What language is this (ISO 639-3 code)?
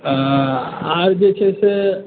mai